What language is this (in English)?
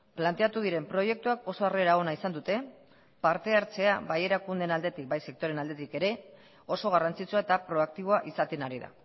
Basque